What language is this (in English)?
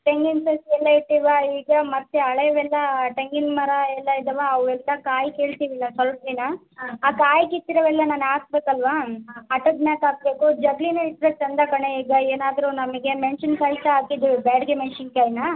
Kannada